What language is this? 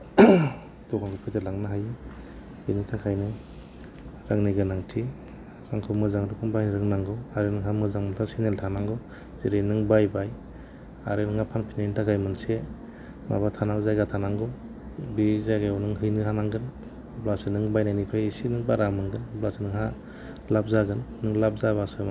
Bodo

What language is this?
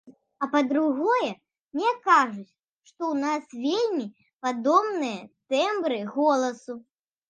Belarusian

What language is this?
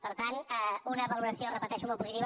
Catalan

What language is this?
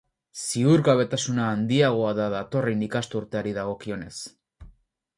Basque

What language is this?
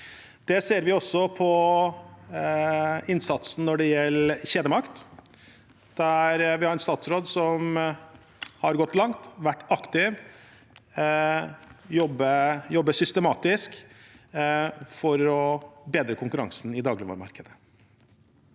Norwegian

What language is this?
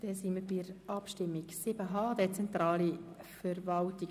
Swiss German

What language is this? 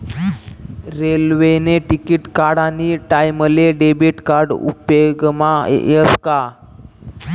Marathi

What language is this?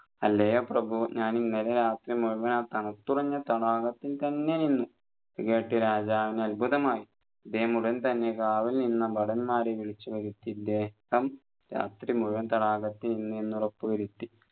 Malayalam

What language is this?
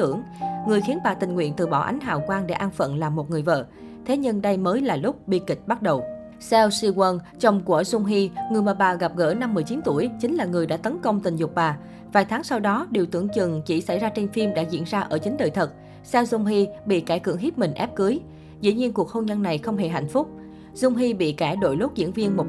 Vietnamese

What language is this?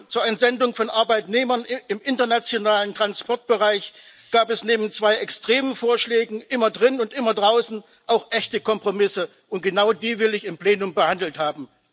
German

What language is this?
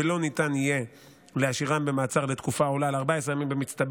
Hebrew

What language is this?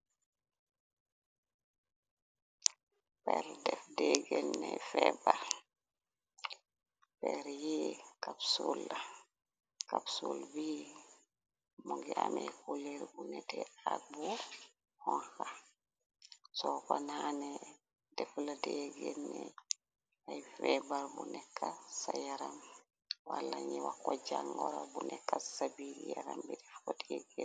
Wolof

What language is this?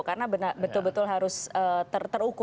Indonesian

